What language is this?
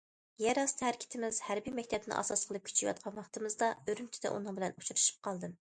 Uyghur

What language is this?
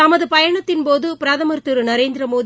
Tamil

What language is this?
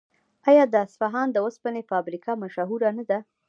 Pashto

